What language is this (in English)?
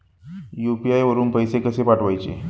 Marathi